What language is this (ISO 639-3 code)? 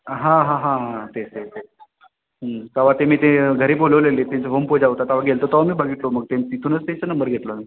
mar